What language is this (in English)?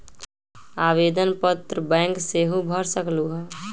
Magahi